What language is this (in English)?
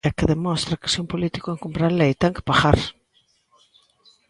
Galician